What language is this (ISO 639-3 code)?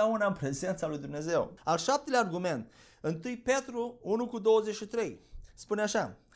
ron